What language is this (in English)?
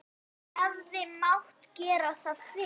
Icelandic